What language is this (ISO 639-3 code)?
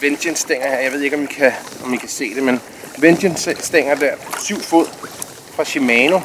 dan